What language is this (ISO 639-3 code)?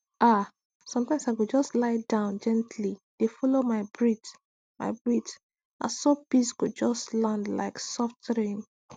pcm